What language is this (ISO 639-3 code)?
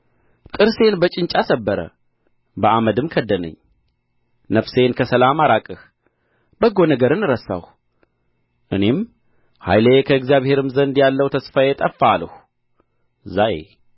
amh